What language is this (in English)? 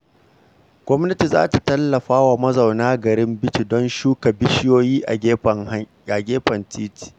Hausa